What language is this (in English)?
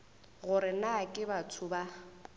Northern Sotho